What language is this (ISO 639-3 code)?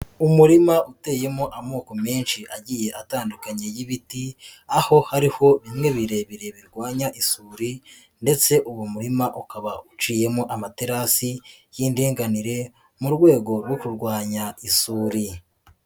kin